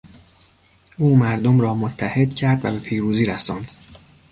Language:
Persian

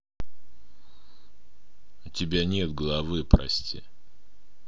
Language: Russian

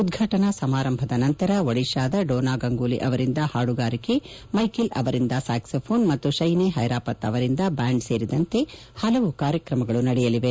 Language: Kannada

